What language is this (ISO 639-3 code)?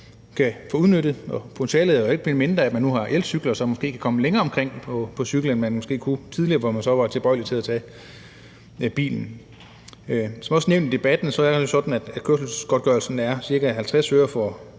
dan